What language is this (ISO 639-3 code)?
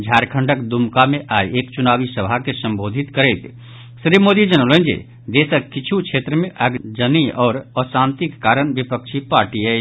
mai